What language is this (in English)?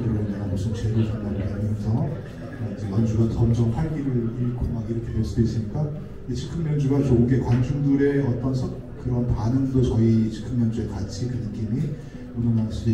Korean